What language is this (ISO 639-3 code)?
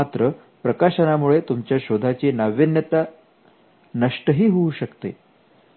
mar